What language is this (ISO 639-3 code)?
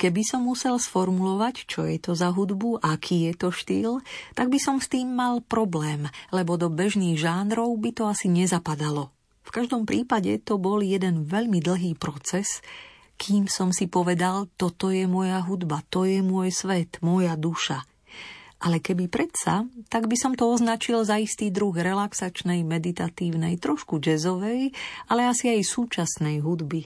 slk